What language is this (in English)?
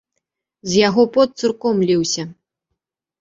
Belarusian